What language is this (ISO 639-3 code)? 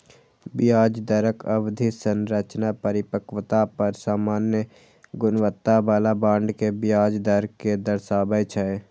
mai